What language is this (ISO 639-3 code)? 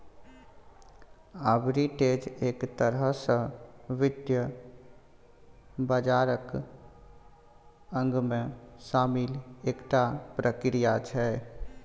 mai